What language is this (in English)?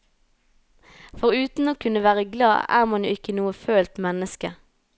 Norwegian